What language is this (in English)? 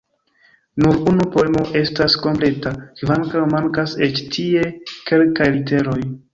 Esperanto